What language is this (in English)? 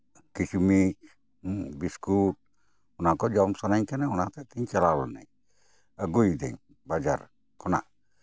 Santali